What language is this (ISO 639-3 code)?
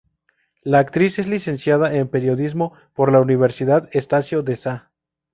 spa